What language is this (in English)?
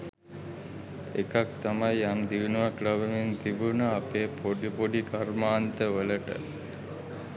Sinhala